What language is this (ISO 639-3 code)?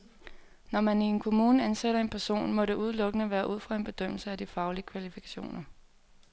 dan